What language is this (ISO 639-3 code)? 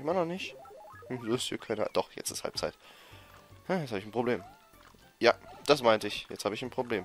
deu